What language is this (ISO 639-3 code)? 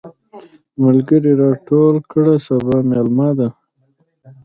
pus